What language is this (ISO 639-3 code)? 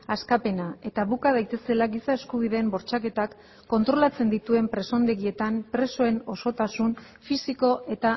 eus